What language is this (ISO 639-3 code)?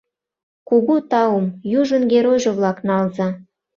chm